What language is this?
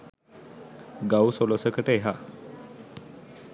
Sinhala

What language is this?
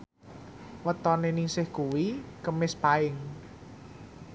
Javanese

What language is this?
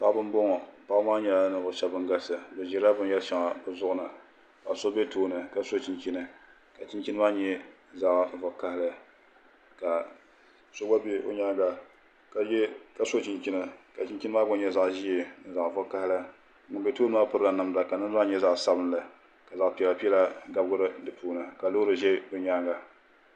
Dagbani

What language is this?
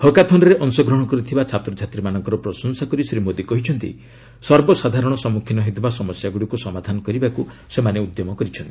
Odia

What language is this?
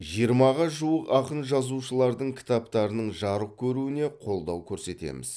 Kazakh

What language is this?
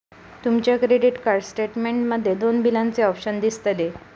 Marathi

